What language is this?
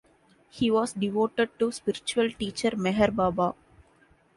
English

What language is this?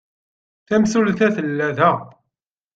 Kabyle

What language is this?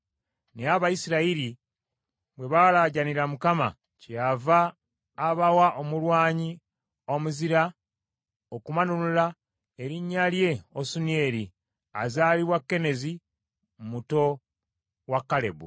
Ganda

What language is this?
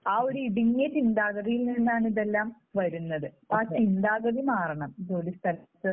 Malayalam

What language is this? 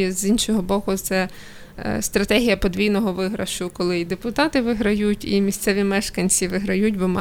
Ukrainian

